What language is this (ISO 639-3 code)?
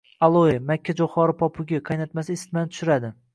uzb